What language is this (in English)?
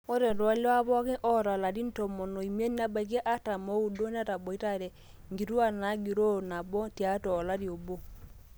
Masai